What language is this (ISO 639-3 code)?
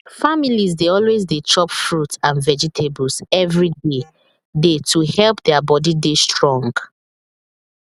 pcm